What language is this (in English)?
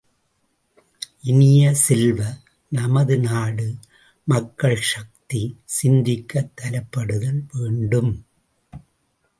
Tamil